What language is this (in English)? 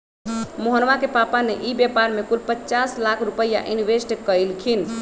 Magahi